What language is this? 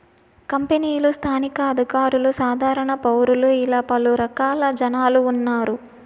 Telugu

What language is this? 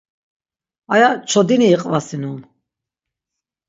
Laz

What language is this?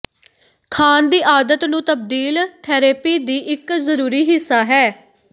Punjabi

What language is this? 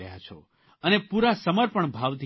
Gujarati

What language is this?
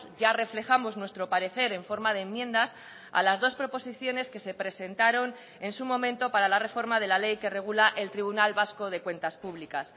Spanish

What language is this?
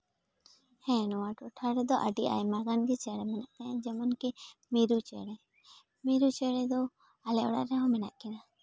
Santali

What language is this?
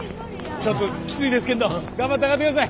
Japanese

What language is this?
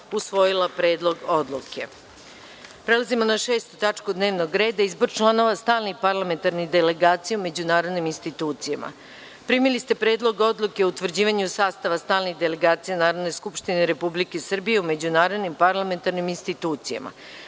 Serbian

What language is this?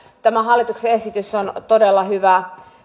Finnish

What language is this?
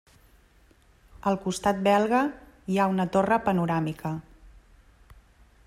Catalan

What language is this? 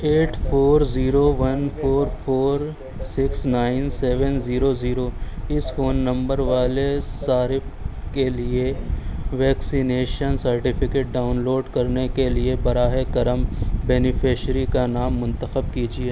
Urdu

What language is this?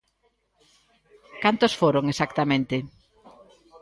Galician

